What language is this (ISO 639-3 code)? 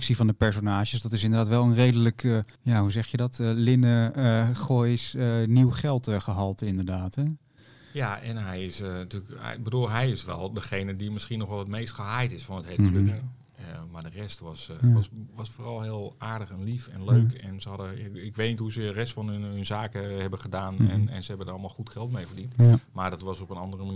nld